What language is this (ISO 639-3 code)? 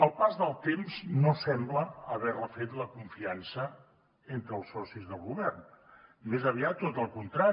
cat